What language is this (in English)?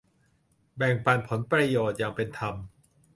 Thai